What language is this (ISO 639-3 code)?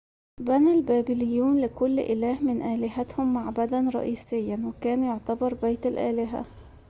ara